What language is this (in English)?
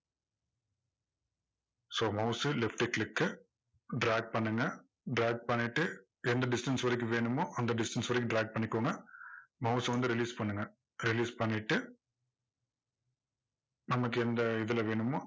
Tamil